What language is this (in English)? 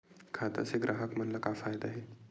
Chhattisgarhi